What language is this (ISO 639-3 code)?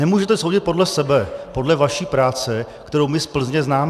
ces